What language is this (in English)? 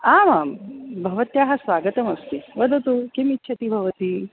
Sanskrit